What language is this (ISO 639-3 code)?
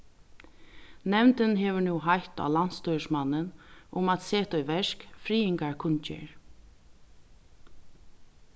fao